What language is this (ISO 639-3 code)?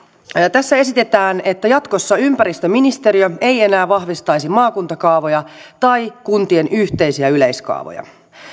fin